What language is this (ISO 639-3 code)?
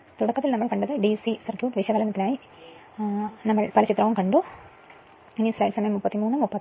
mal